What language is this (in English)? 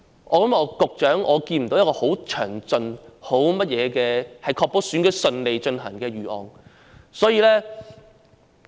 Cantonese